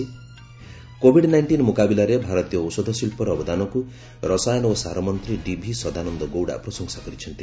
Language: Odia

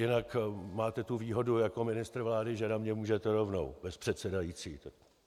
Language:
Czech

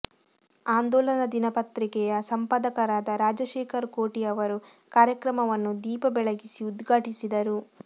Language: Kannada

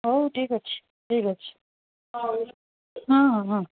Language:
Odia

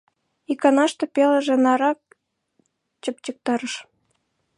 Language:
Mari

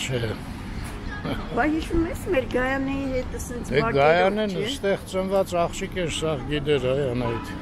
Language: Romanian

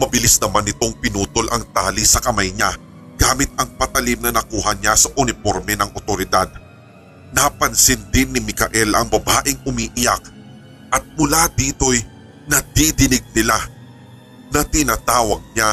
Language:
Filipino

